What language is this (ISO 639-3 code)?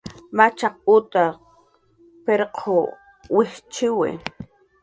jqr